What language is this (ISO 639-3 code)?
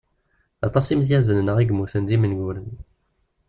kab